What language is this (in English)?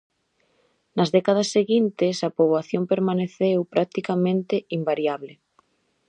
Galician